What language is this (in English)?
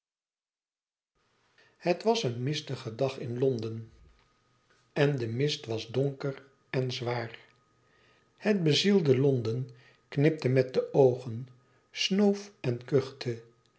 Dutch